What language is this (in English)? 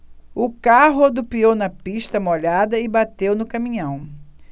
Portuguese